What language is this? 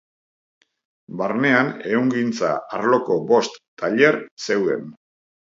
Basque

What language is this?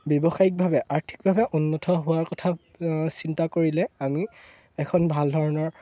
Assamese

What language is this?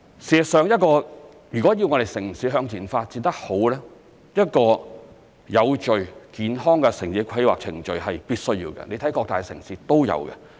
Cantonese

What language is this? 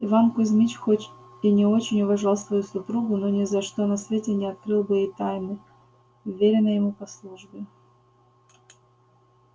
Russian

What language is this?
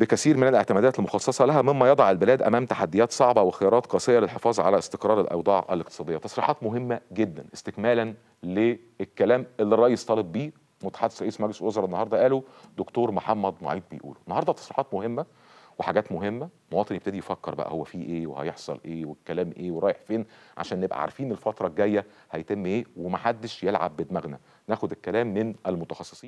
Arabic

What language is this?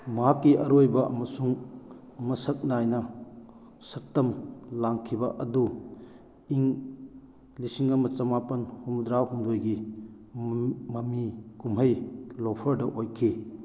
Manipuri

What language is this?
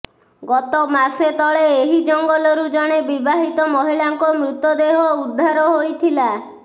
Odia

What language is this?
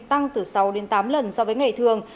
Vietnamese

